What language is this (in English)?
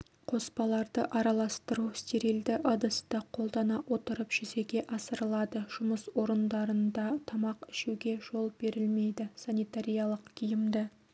Kazakh